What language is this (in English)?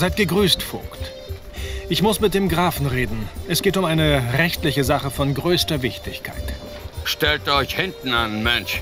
German